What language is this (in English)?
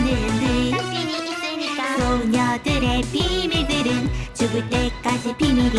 Korean